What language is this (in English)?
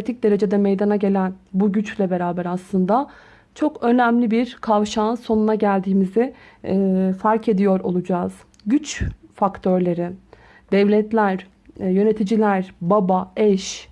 Turkish